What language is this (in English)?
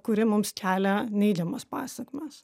Lithuanian